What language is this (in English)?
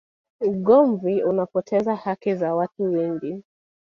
Swahili